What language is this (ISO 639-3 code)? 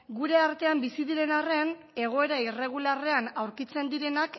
eus